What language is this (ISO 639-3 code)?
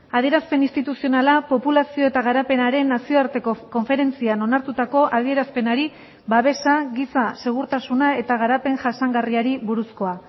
eus